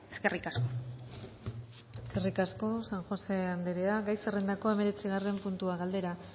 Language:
Basque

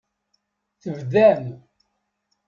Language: Kabyle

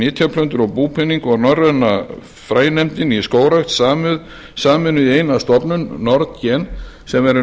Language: Icelandic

